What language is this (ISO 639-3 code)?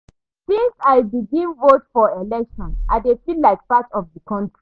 pcm